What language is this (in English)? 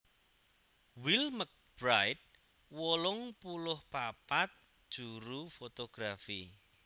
Javanese